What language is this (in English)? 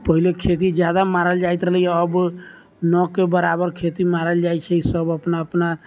Maithili